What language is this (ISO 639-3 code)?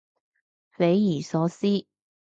yue